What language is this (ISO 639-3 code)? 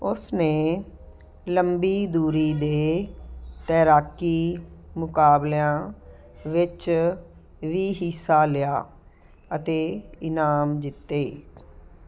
pan